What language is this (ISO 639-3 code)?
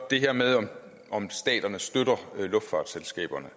dan